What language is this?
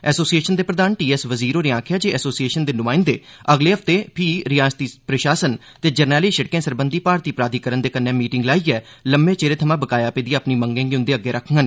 Dogri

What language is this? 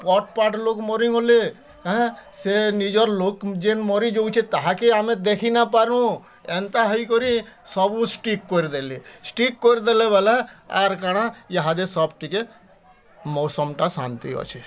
Odia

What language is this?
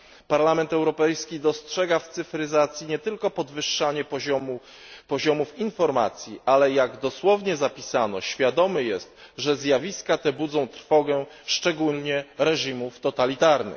Polish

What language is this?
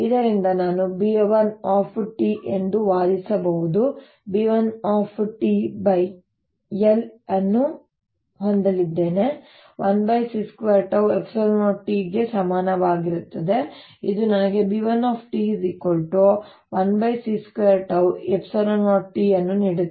Kannada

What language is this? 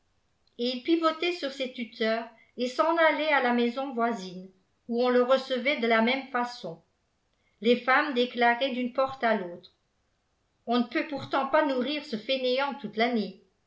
French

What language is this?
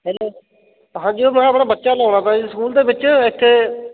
Punjabi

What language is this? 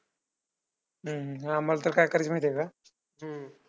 Marathi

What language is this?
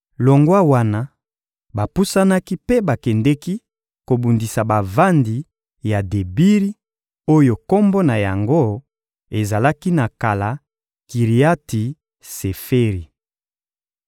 Lingala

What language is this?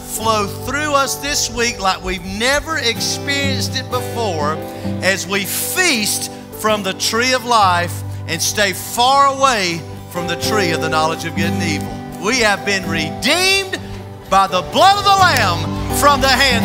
English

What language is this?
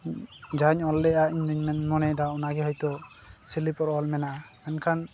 Santali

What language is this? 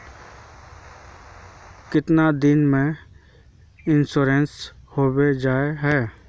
Magahi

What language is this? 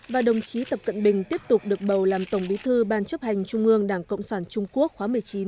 Vietnamese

